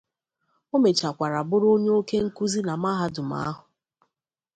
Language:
Igbo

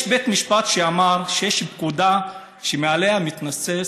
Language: Hebrew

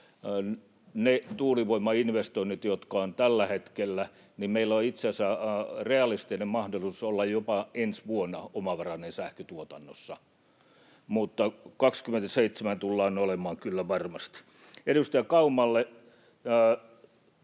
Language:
Finnish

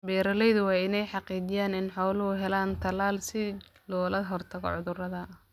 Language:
Somali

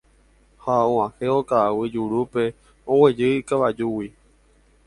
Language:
Guarani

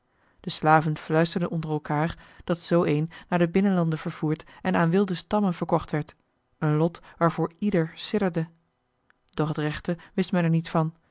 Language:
Dutch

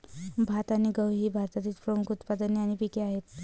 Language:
Marathi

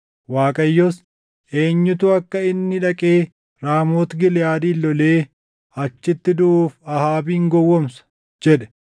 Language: Oromo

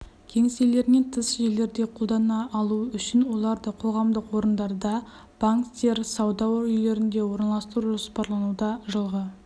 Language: Kazakh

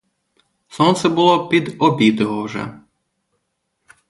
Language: Ukrainian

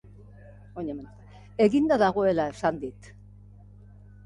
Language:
Basque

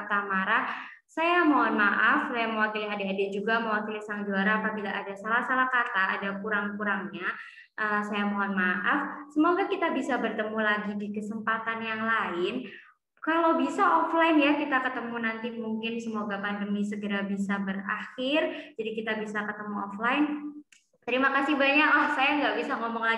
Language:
Indonesian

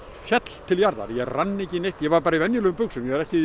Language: Icelandic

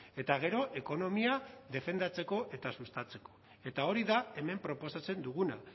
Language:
Basque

